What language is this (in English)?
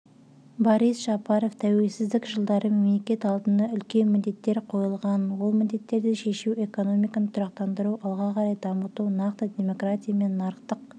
Kazakh